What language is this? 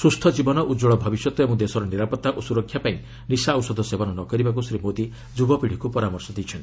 Odia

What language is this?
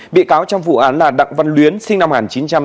Vietnamese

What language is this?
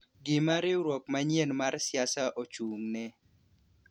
Luo (Kenya and Tanzania)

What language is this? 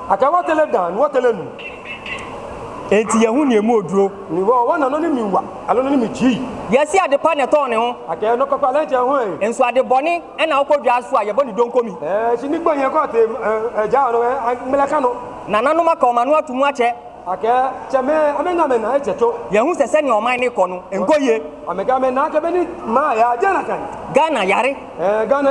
English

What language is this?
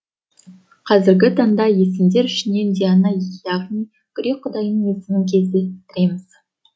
Kazakh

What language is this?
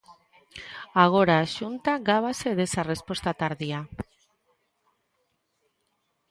Galician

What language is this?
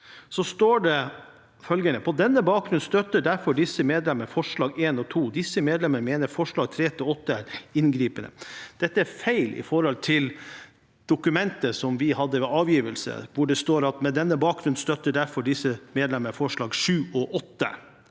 Norwegian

